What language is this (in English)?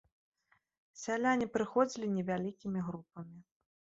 Belarusian